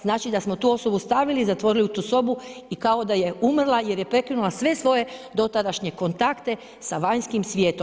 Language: Croatian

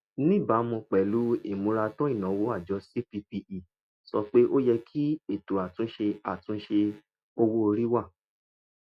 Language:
Yoruba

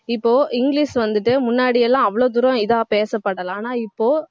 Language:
Tamil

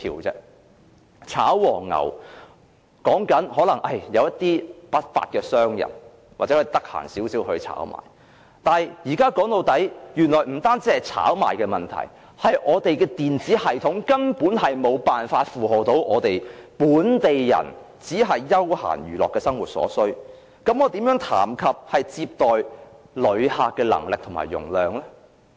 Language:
Cantonese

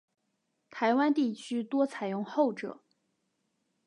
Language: Chinese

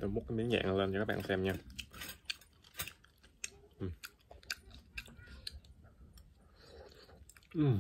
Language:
Vietnamese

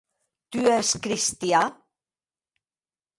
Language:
Occitan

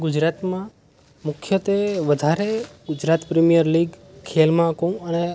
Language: Gujarati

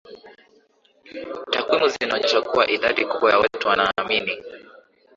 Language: Swahili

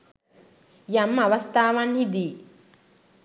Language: Sinhala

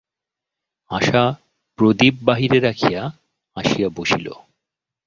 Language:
Bangla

